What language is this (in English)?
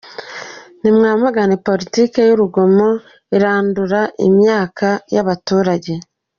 Kinyarwanda